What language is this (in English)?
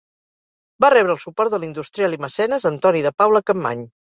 Catalan